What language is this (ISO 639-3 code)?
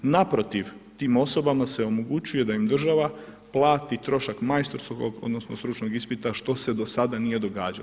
hrv